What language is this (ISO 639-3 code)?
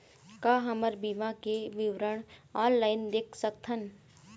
hne